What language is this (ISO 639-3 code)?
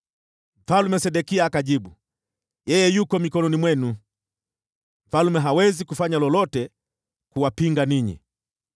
swa